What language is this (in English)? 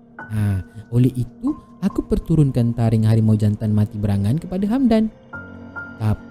Malay